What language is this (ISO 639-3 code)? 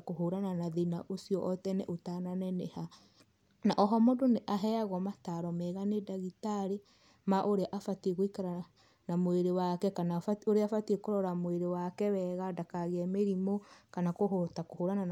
kik